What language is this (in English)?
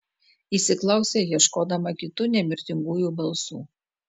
Lithuanian